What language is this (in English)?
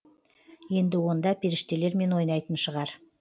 Kazakh